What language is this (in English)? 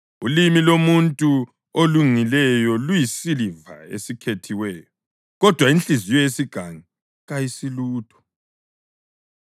North Ndebele